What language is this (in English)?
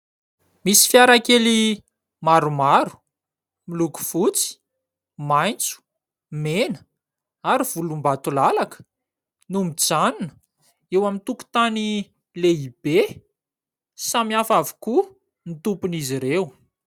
Malagasy